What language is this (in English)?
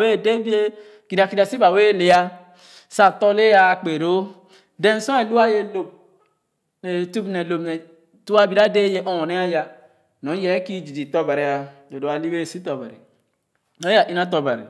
Khana